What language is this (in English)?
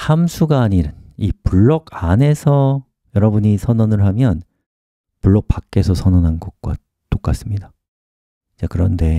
Korean